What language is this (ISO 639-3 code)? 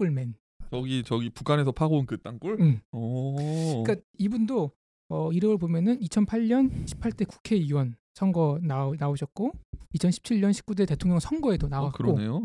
kor